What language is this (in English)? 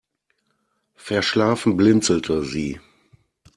German